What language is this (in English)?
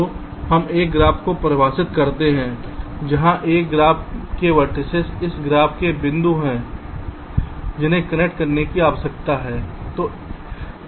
Hindi